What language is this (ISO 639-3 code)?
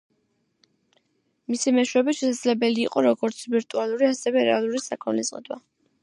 kat